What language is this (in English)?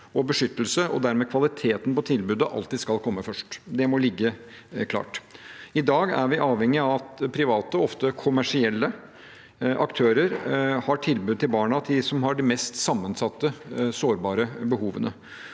Norwegian